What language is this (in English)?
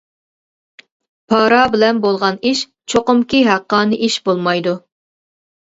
Uyghur